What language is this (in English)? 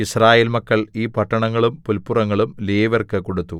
Malayalam